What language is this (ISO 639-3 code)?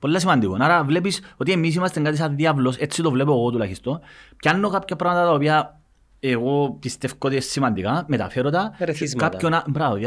ell